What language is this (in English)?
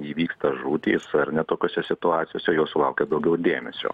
Lithuanian